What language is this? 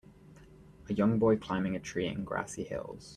English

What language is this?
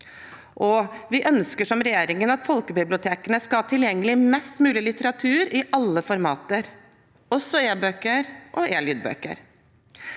Norwegian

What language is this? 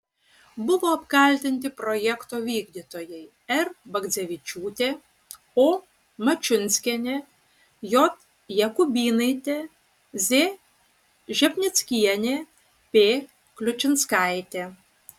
Lithuanian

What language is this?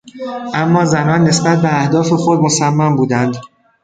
Persian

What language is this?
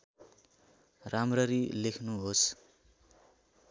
Nepali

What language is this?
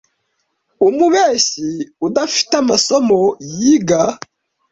Kinyarwanda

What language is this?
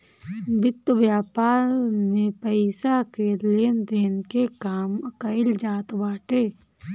Bhojpuri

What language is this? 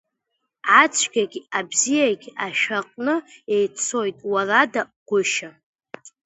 Abkhazian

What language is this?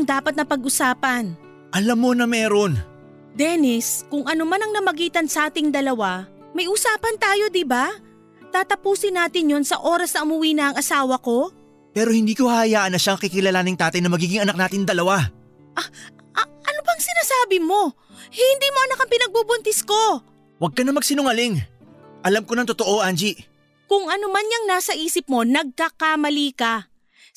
Filipino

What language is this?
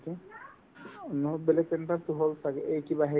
Assamese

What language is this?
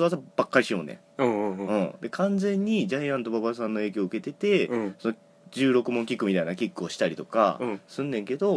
Japanese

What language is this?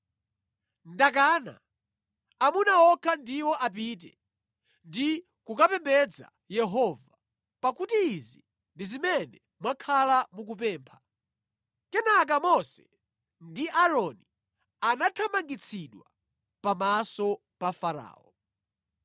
Nyanja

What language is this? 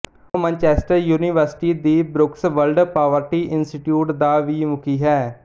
Punjabi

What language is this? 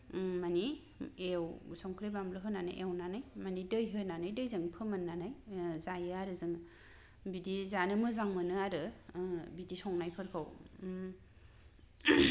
Bodo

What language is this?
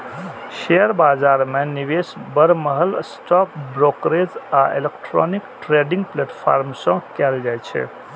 Maithili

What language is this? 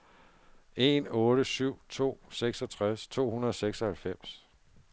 Danish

